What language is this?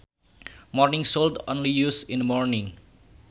Sundanese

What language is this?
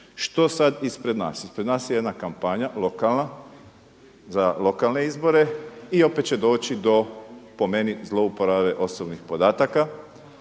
Croatian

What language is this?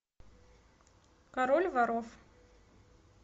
Russian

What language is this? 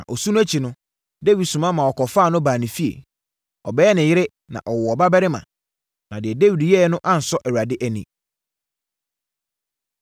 Akan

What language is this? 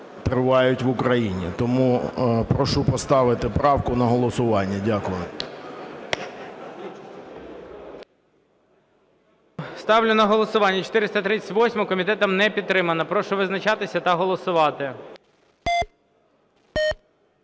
Ukrainian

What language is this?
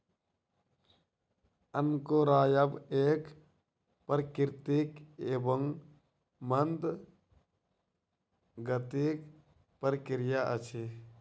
Maithili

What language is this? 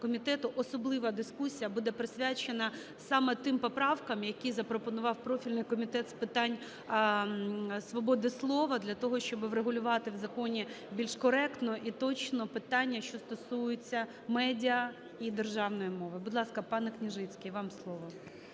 Ukrainian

